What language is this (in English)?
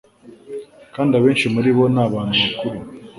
Kinyarwanda